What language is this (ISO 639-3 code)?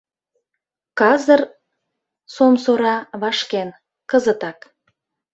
chm